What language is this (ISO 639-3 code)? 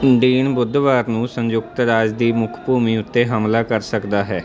pan